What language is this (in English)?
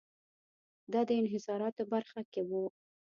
Pashto